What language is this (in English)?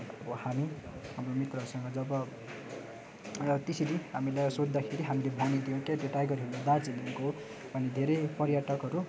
Nepali